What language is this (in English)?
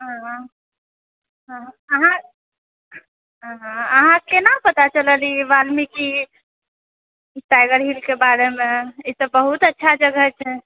Maithili